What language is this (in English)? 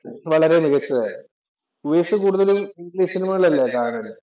Malayalam